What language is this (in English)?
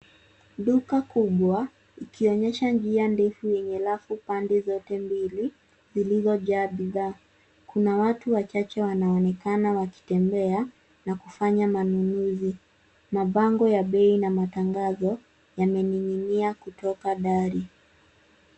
Swahili